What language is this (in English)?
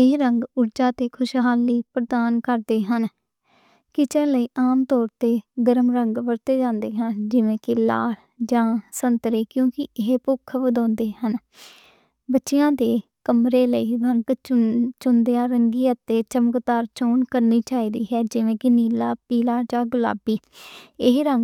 Western Panjabi